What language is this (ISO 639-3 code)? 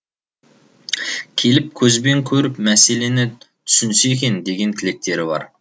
kaz